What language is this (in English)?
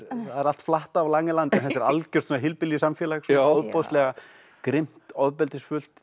Icelandic